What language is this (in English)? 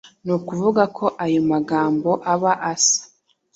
Kinyarwanda